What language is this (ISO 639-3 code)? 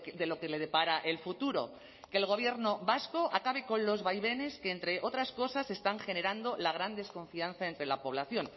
spa